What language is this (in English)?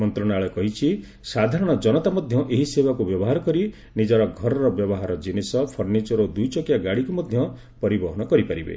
Odia